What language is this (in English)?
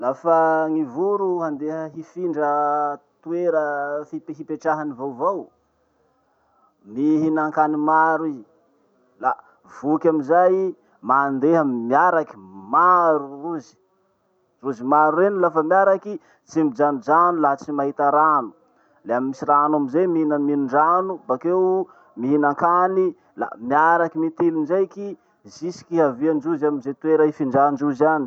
Masikoro Malagasy